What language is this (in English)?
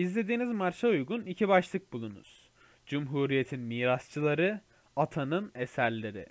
Turkish